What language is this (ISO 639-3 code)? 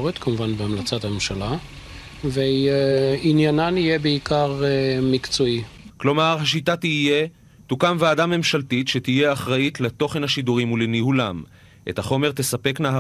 heb